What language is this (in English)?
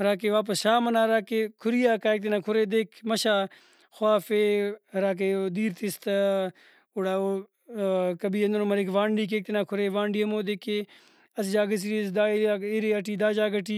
Brahui